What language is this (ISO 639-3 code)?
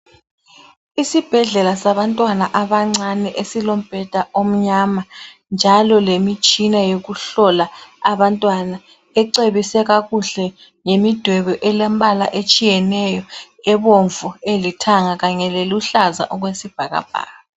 nde